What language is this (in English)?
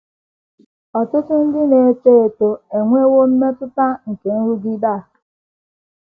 Igbo